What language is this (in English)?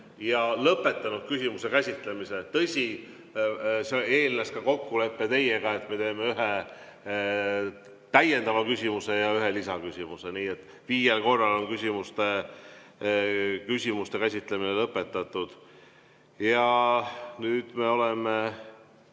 Estonian